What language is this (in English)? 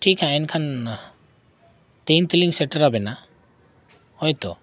Santali